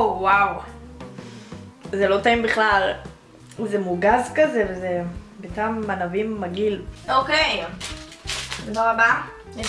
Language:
Hebrew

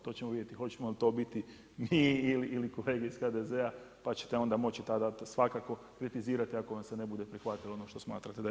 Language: Croatian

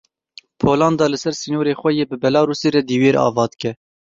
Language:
Kurdish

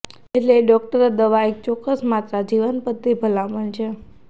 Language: Gujarati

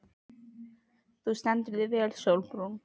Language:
Icelandic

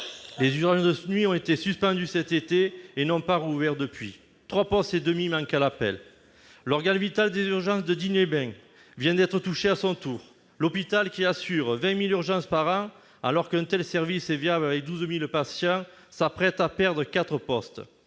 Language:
French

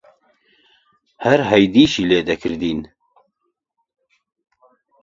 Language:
Central Kurdish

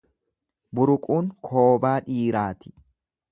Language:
Oromo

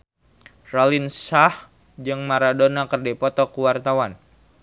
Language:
Sundanese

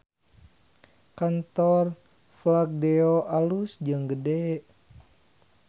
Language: Sundanese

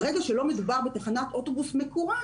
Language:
Hebrew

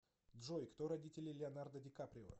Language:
Russian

